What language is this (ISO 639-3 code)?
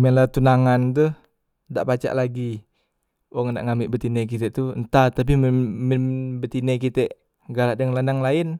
mui